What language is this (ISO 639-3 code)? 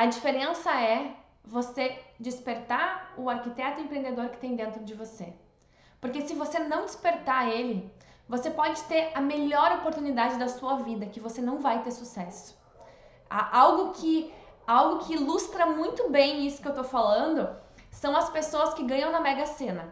por